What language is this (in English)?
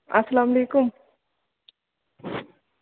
Kashmiri